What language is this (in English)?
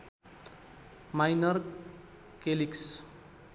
Nepali